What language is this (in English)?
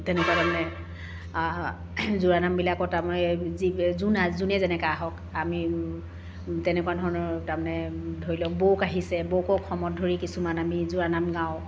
Assamese